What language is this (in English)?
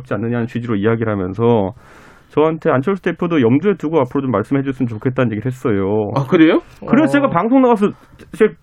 Korean